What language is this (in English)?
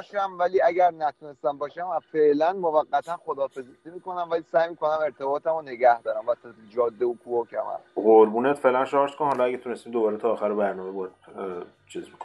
Persian